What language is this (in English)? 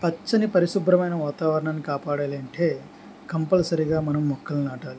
Telugu